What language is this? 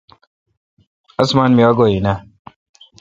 Kalkoti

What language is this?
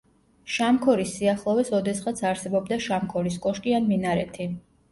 Georgian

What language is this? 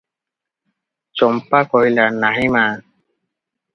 Odia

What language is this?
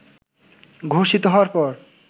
Bangla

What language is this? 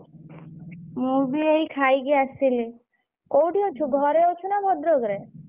Odia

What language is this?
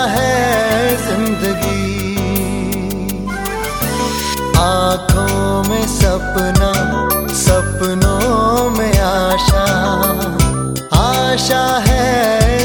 Hindi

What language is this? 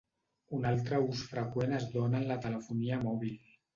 Catalan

